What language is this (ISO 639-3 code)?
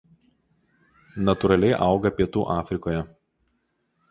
lit